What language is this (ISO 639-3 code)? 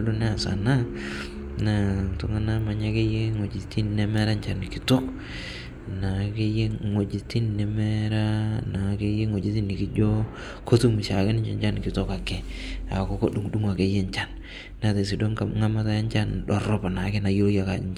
mas